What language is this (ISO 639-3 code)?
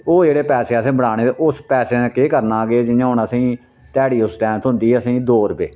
doi